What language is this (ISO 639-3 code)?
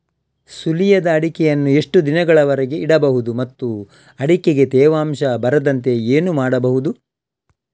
kan